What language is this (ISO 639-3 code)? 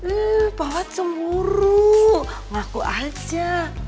ind